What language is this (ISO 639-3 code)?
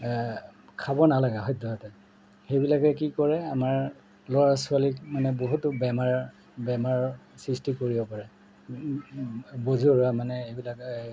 asm